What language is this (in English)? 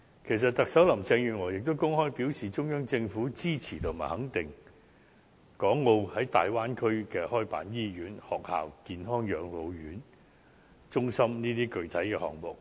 Cantonese